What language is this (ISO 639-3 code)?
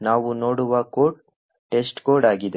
kan